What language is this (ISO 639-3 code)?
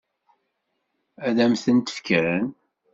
kab